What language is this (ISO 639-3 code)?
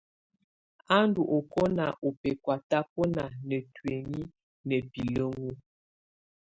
tvu